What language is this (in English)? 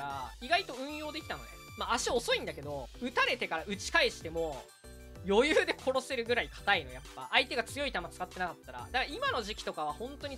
Japanese